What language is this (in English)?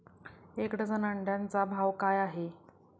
Marathi